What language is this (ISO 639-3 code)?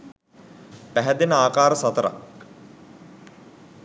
sin